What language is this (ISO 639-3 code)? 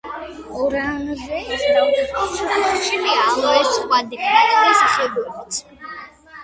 kat